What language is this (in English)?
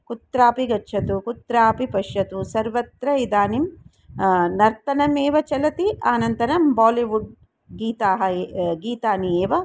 Sanskrit